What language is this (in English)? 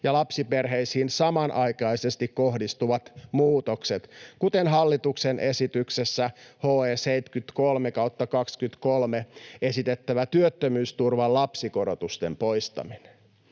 Finnish